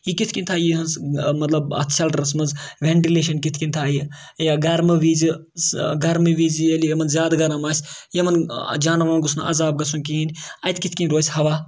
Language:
Kashmiri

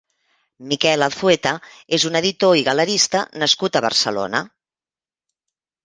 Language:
Catalan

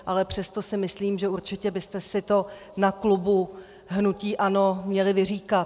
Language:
Czech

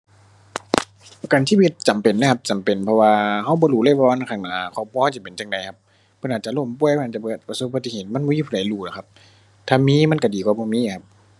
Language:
Thai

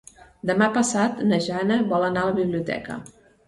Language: Catalan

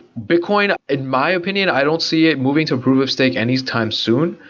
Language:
English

